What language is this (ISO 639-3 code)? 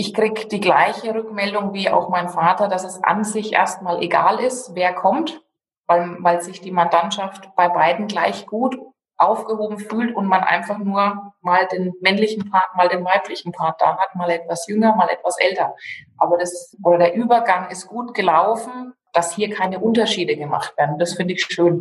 deu